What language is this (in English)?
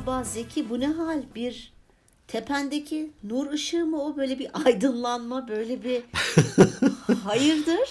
Turkish